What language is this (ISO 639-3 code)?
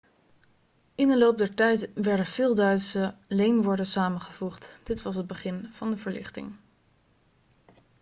nld